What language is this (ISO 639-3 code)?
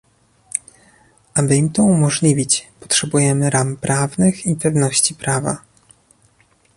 pol